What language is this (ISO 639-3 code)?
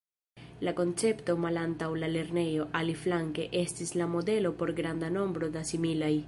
epo